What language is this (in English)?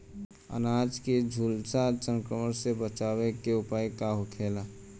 Bhojpuri